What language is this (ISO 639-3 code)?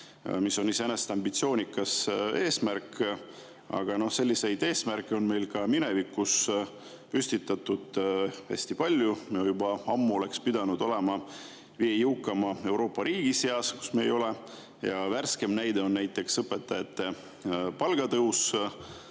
est